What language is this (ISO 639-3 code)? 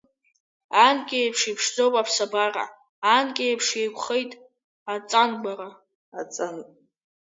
abk